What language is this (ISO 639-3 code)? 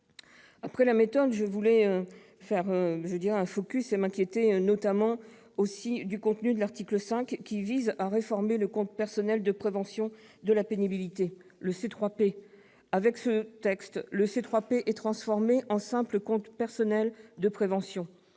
fra